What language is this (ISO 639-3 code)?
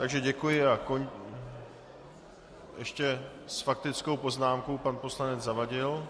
ces